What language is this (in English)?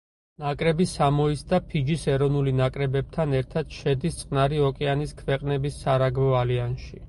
Georgian